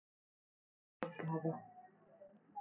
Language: Russian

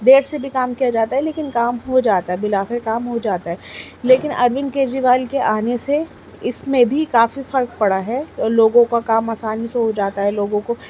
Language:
Urdu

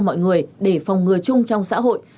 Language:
Vietnamese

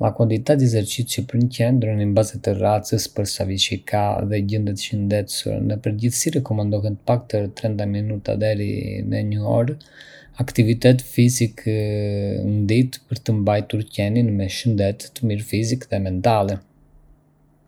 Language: Arbëreshë Albanian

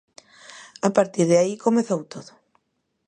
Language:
Galician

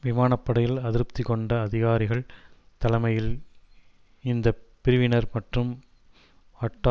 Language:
Tamil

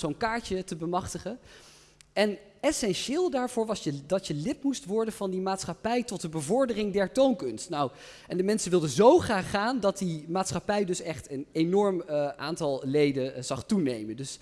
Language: Dutch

